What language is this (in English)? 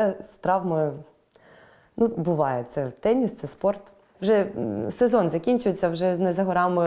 Ukrainian